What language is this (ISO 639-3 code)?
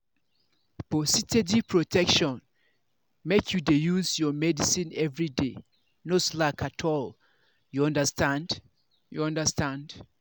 pcm